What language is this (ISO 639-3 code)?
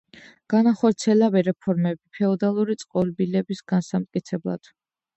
kat